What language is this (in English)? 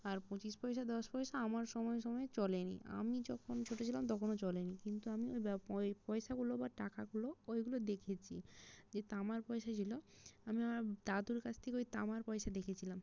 Bangla